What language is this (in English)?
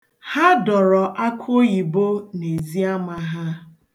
Igbo